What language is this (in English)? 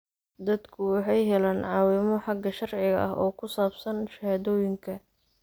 Somali